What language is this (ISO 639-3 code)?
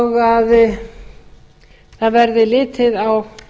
isl